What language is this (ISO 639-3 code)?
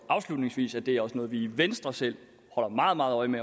dan